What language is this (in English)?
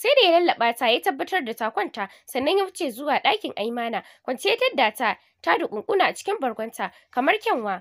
Arabic